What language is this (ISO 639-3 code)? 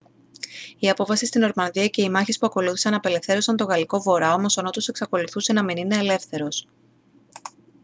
ell